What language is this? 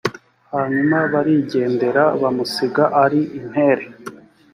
Kinyarwanda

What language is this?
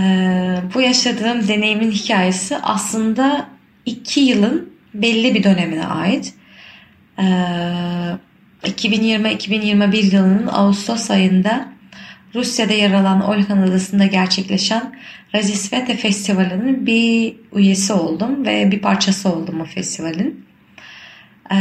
Turkish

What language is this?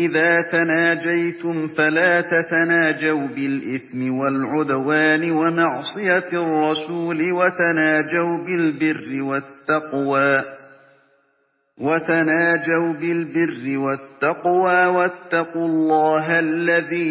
Arabic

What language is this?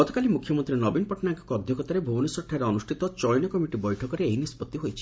Odia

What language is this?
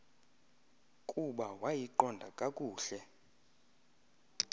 Xhosa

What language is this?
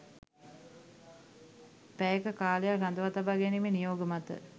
Sinhala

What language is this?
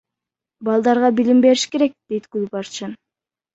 Kyrgyz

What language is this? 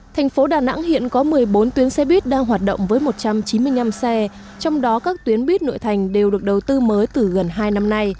Vietnamese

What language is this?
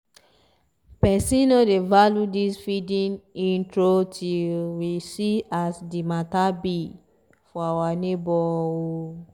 Nigerian Pidgin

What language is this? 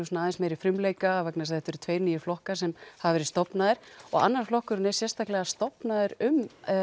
Icelandic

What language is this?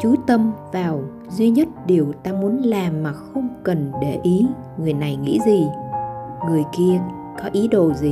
Vietnamese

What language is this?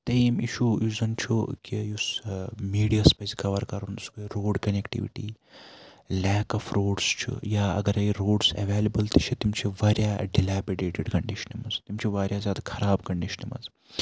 Kashmiri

